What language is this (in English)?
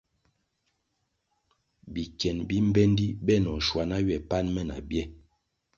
Kwasio